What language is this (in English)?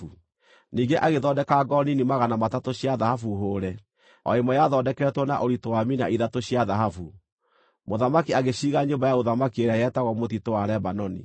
Kikuyu